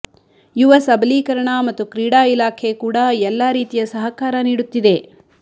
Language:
Kannada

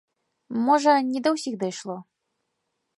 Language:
Belarusian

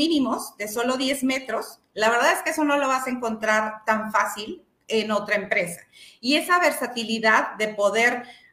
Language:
Spanish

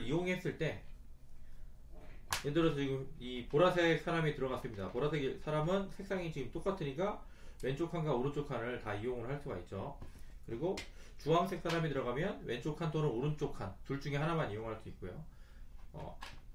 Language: Korean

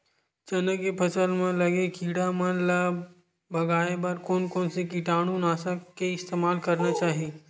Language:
Chhattisgarhi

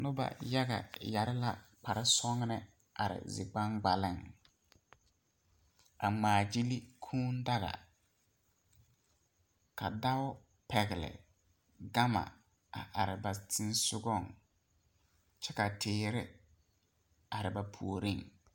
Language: Southern Dagaare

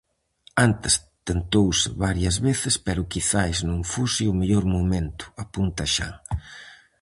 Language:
Galician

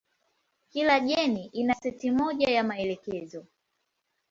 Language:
Swahili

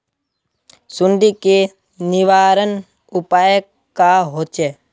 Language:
Magahi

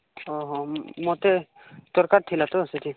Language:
Odia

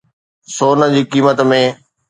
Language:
Sindhi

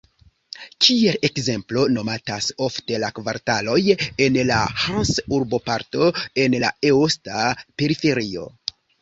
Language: Esperanto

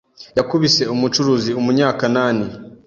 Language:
Kinyarwanda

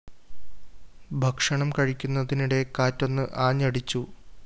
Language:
Malayalam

